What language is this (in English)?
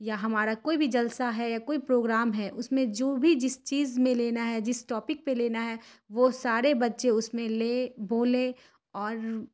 Urdu